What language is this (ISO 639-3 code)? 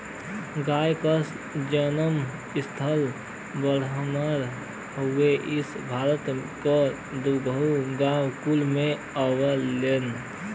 bho